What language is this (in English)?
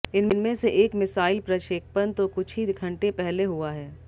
Hindi